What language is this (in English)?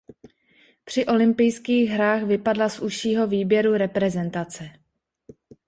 Czech